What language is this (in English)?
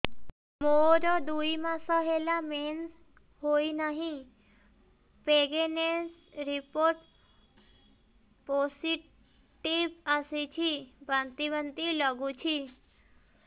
Odia